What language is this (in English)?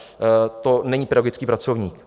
Czech